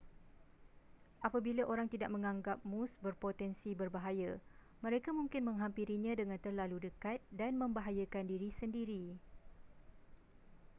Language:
Malay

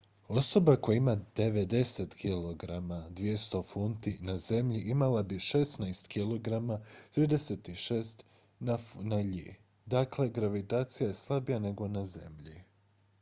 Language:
Croatian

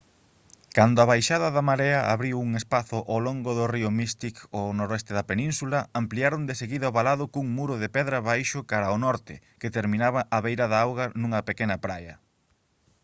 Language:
Galician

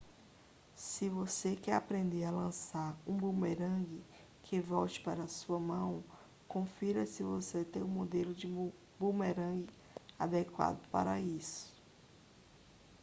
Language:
Portuguese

